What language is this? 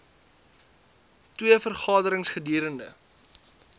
Afrikaans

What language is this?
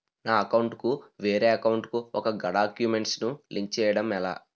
Telugu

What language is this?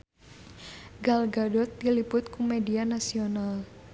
Sundanese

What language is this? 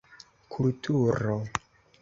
Esperanto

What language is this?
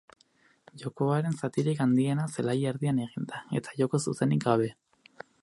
Basque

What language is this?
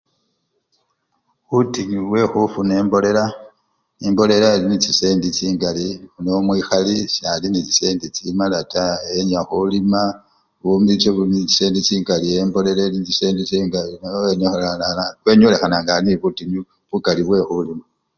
Luyia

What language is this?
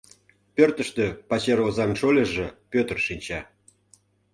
Mari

